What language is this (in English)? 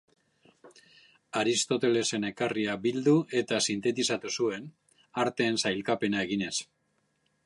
Basque